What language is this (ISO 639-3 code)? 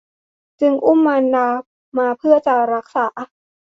tha